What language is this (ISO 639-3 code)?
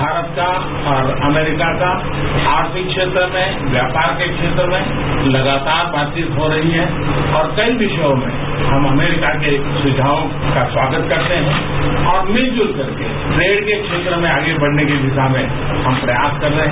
hin